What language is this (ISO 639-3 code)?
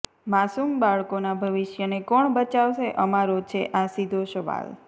guj